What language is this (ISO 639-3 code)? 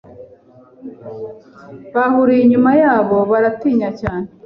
kin